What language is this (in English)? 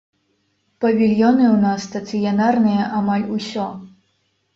Belarusian